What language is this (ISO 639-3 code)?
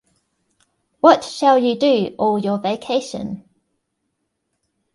eng